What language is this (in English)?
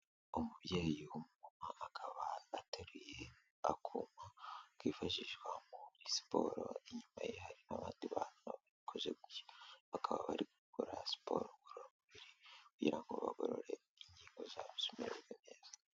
Kinyarwanda